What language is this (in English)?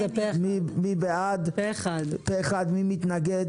Hebrew